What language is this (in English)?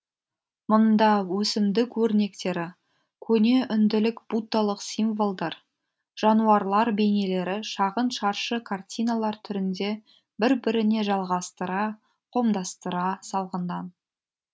Kazakh